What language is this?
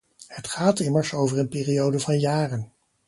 Dutch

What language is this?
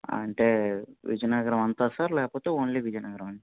Telugu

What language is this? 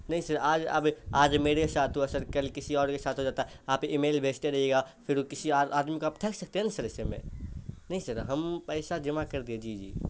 Urdu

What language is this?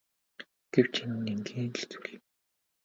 Mongolian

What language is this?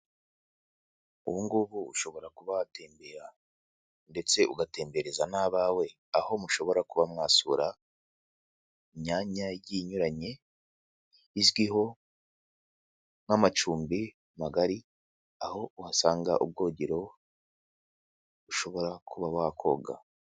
Kinyarwanda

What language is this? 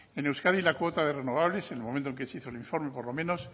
Spanish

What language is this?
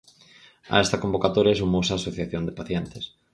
Galician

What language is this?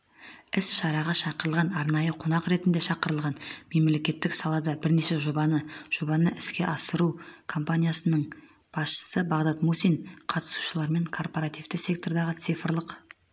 Kazakh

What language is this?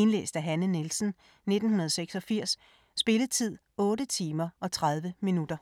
Danish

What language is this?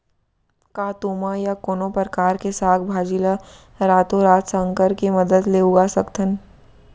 Chhattisgarhi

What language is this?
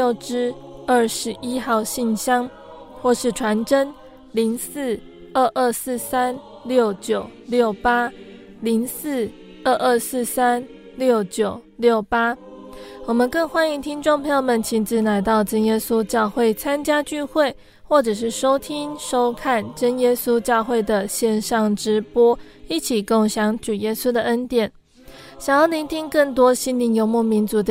Chinese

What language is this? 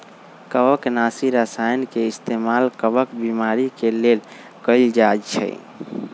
Magahi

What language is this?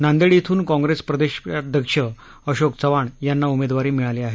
Marathi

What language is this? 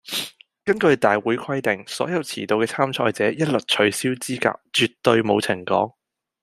Cantonese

